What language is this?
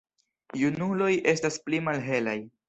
Esperanto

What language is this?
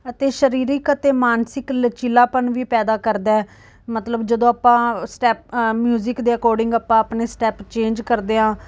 Punjabi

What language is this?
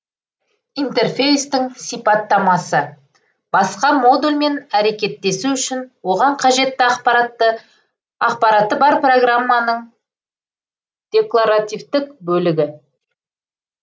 Kazakh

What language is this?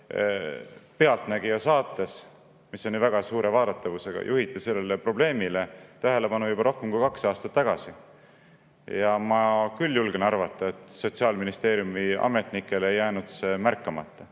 Estonian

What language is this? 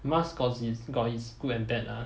English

